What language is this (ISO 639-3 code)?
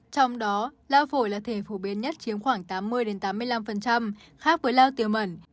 vie